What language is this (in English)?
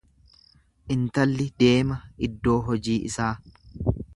Oromo